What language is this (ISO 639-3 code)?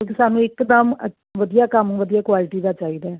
pan